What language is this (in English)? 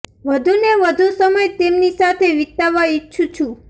Gujarati